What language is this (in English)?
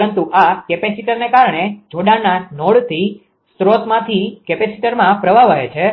Gujarati